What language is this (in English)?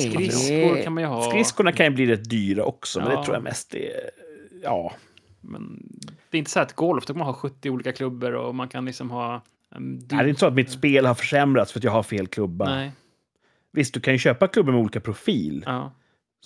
Swedish